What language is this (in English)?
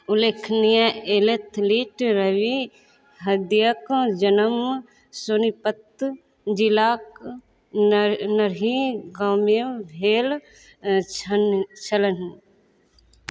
Maithili